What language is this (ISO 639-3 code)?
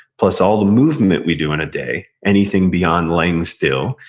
eng